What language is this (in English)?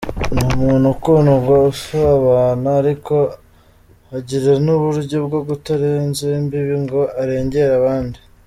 Kinyarwanda